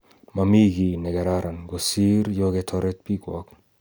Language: Kalenjin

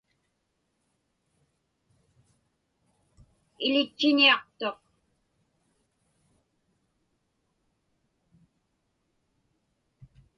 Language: Inupiaq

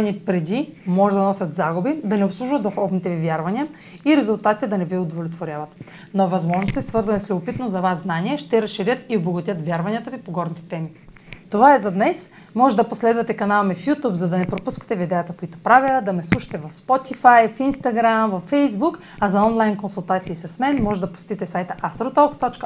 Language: Bulgarian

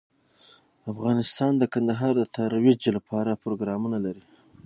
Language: Pashto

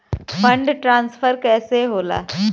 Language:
Bhojpuri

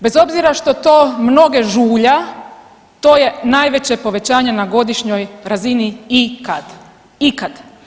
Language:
Croatian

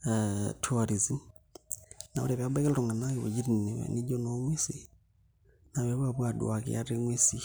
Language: Masai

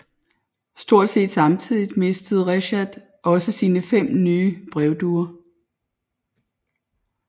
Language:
Danish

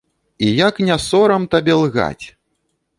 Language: Belarusian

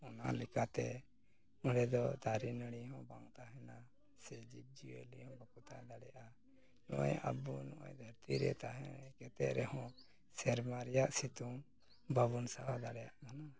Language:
Santali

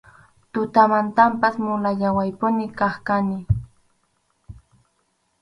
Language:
Arequipa-La Unión Quechua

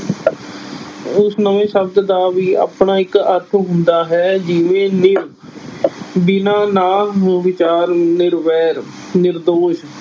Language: Punjabi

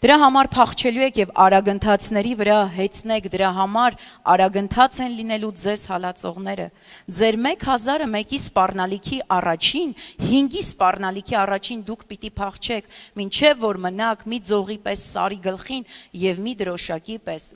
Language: Romanian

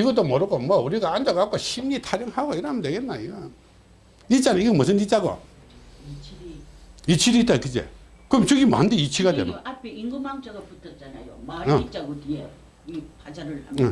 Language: Korean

